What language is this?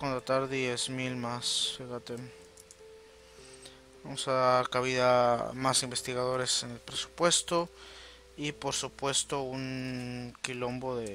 Spanish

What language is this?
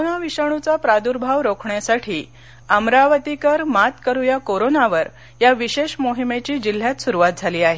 Marathi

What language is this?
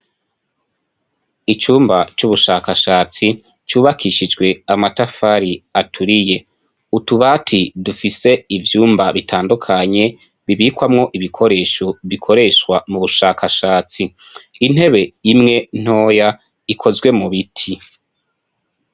Rundi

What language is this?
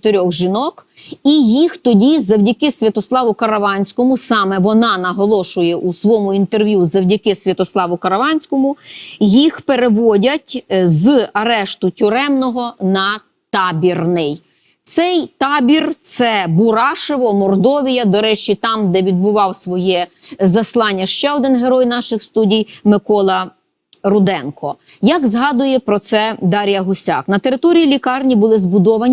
Ukrainian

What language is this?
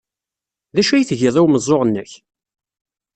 Kabyle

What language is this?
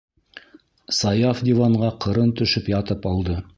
Bashkir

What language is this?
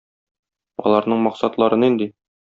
Tatar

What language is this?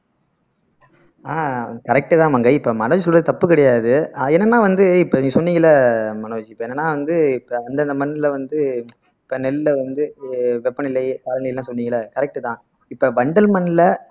Tamil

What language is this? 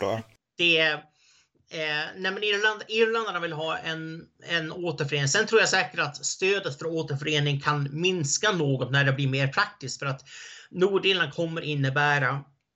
Swedish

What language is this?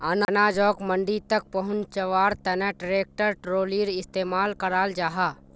Magahi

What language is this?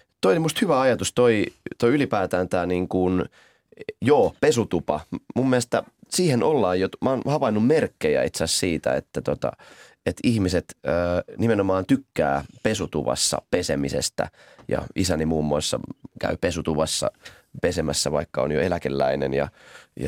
Finnish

